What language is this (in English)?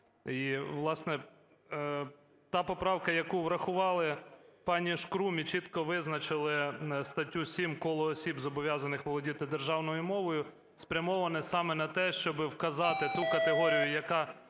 Ukrainian